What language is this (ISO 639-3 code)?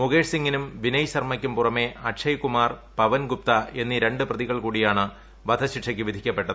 mal